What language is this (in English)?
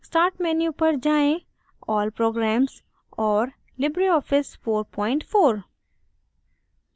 Hindi